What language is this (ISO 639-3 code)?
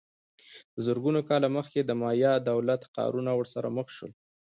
pus